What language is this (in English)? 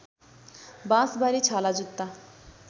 Nepali